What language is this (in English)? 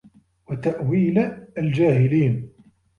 Arabic